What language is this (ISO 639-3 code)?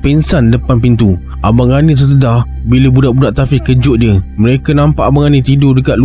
msa